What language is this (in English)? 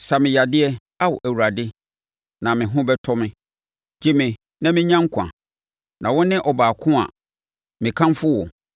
Akan